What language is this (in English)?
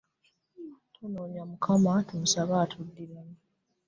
Ganda